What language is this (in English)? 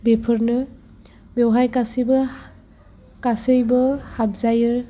Bodo